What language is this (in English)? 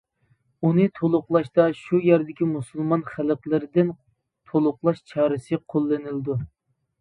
Uyghur